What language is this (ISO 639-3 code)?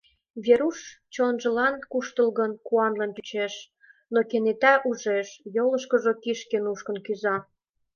chm